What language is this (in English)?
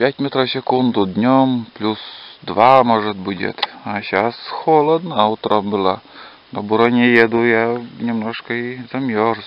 Russian